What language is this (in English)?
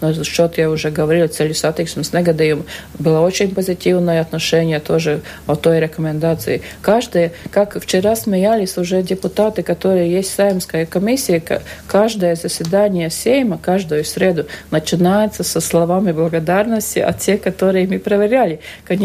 Russian